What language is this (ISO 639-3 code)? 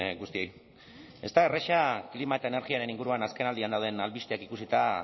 eus